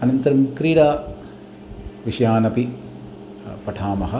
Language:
Sanskrit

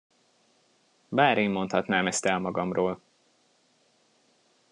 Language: Hungarian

